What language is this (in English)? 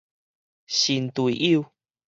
Min Nan Chinese